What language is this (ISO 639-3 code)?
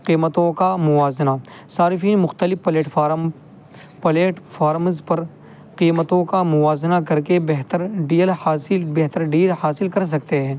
urd